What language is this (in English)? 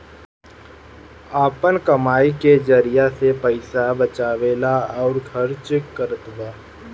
Bhojpuri